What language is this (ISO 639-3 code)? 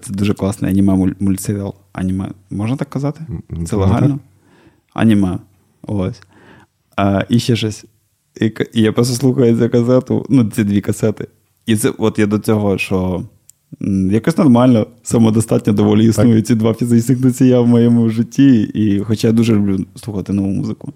ukr